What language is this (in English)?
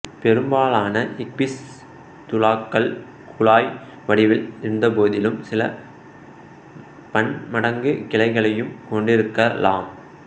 Tamil